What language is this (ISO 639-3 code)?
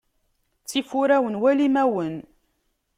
kab